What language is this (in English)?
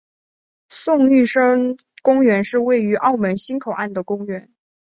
Chinese